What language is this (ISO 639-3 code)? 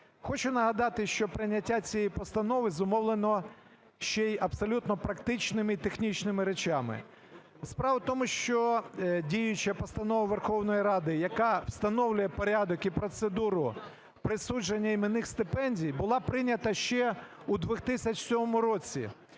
ukr